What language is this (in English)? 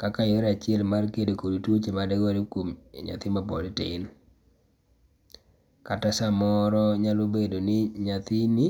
Luo (Kenya and Tanzania)